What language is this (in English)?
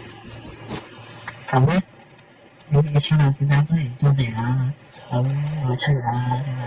Chinese